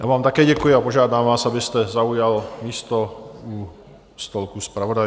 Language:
Czech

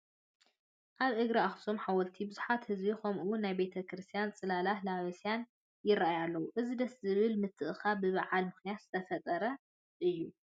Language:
Tigrinya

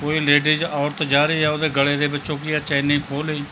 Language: Punjabi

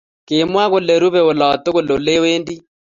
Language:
Kalenjin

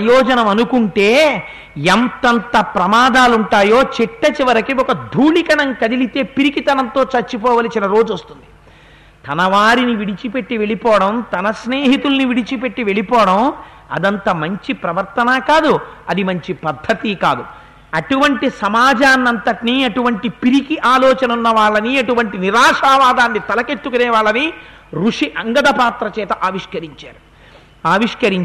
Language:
Telugu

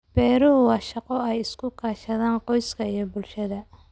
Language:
Somali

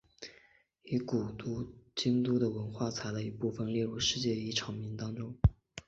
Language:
Chinese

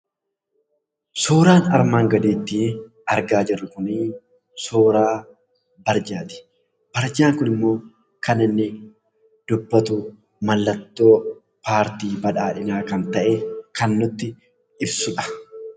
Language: Oromo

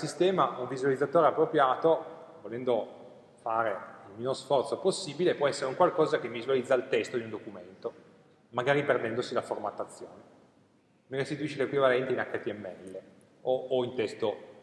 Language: Italian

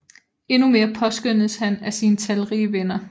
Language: Danish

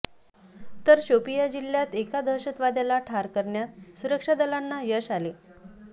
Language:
Marathi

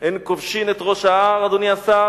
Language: Hebrew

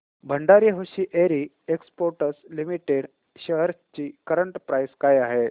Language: Marathi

